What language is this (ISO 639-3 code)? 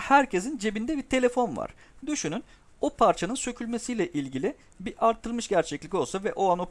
tur